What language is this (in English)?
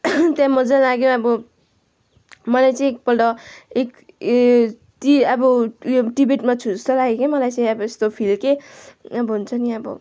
Nepali